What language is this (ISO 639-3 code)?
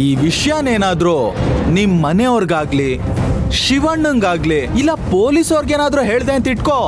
kan